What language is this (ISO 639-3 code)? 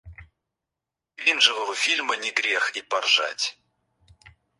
rus